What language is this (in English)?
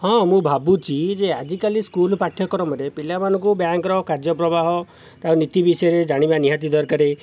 Odia